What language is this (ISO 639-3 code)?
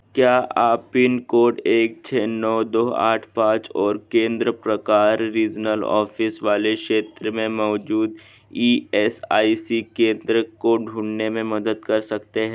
hin